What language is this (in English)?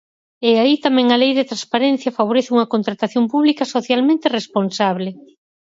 Galician